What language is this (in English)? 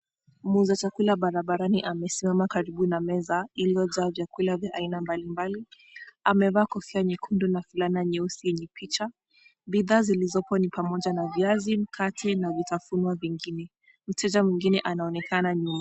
Swahili